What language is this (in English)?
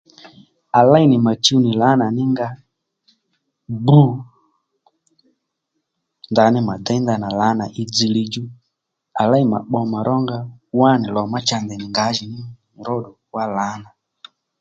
Lendu